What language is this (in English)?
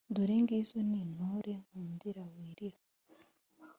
Kinyarwanda